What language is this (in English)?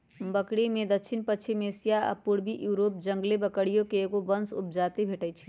Magahi